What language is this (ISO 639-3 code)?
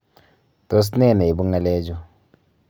kln